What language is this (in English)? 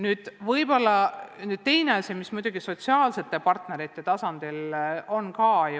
Estonian